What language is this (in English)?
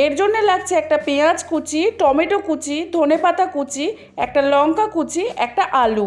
Bangla